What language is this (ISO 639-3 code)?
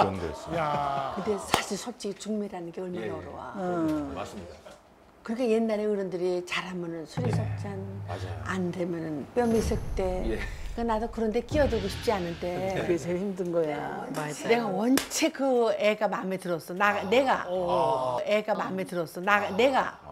kor